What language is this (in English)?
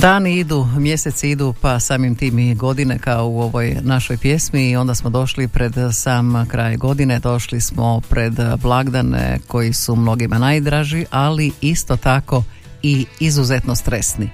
Croatian